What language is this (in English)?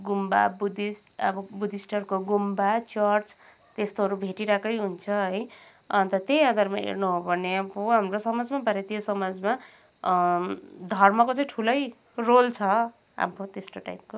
Nepali